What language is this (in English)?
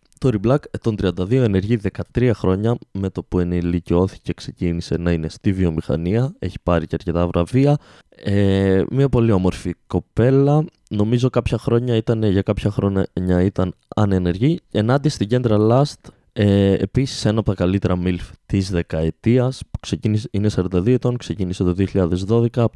Greek